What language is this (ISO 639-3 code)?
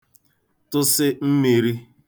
ibo